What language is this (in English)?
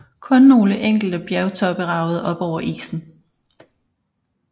Danish